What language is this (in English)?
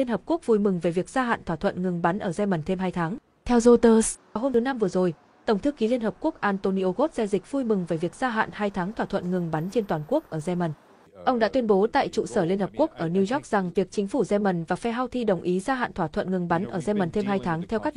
Vietnamese